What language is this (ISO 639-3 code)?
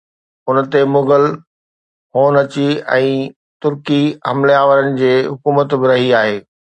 snd